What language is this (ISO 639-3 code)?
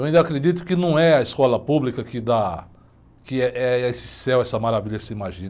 por